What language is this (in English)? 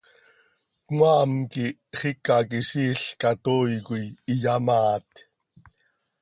Seri